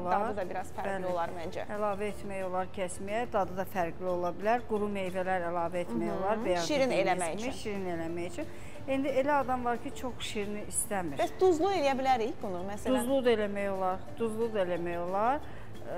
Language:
Turkish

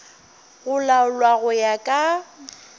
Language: Northern Sotho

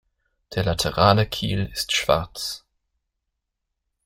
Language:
German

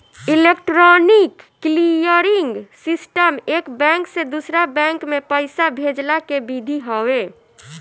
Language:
Bhojpuri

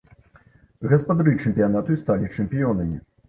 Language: Belarusian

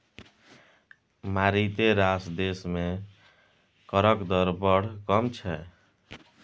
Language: Maithili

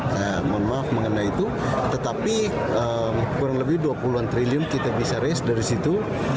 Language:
Indonesian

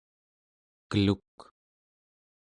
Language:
Central Yupik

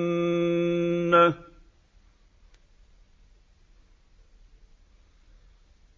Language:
Arabic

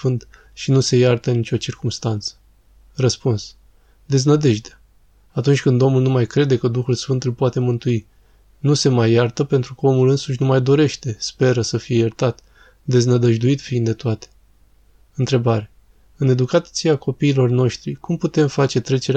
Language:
Romanian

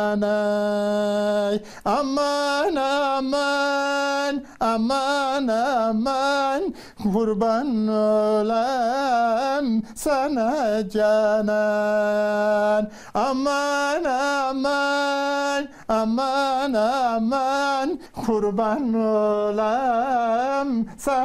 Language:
Turkish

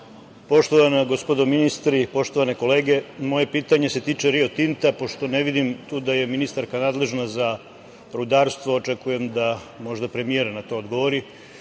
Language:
Serbian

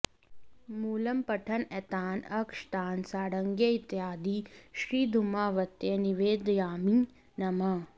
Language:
Sanskrit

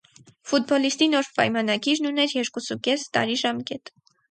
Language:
Armenian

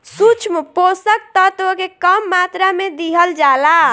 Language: Bhojpuri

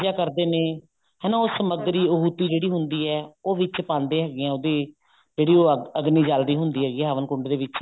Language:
Punjabi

